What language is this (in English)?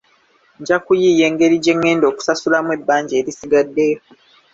Ganda